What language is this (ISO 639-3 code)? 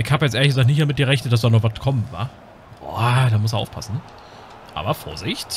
deu